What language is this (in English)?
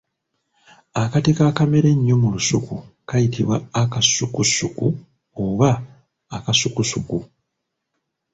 Ganda